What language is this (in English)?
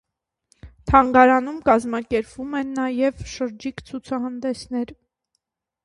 Armenian